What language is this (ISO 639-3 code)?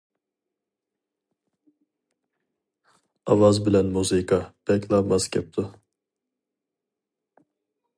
uig